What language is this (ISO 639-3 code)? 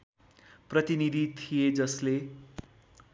nep